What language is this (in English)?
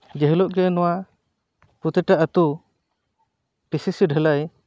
Santali